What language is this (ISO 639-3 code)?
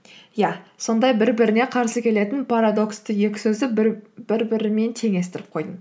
kaz